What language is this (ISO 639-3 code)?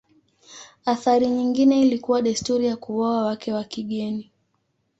swa